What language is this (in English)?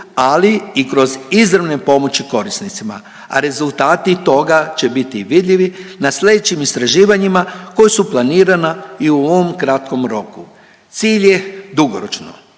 Croatian